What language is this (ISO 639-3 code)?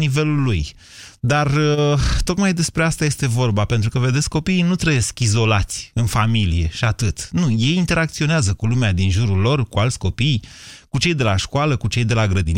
ron